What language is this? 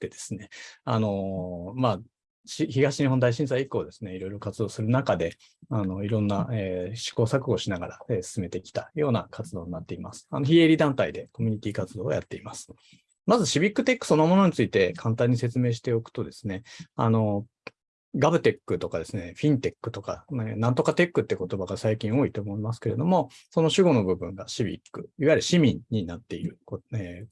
Japanese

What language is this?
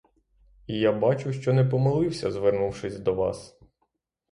Ukrainian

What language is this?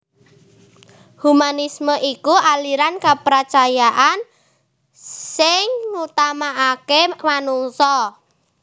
Javanese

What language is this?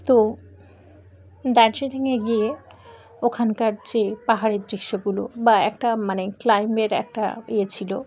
Bangla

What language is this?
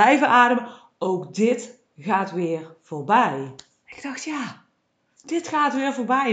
Dutch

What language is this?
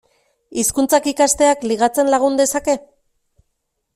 Basque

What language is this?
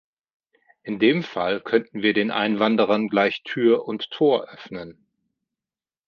German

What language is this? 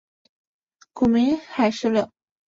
Chinese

